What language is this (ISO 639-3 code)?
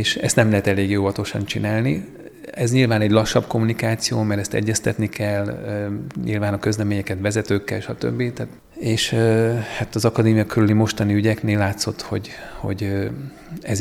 hun